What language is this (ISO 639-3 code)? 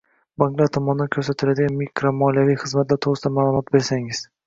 uzb